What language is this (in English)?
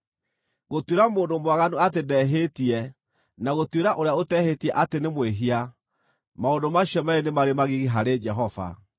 Kikuyu